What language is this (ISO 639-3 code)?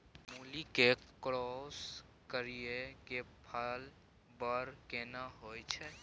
mai